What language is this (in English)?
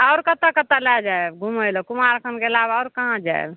Maithili